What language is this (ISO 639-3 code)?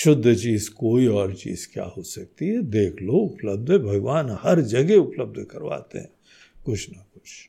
hin